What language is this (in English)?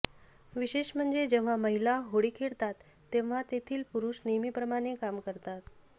Marathi